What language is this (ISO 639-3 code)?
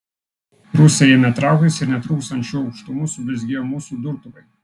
lit